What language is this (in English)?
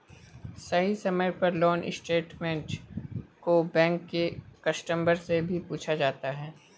Magahi